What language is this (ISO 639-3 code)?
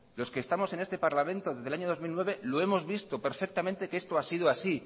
spa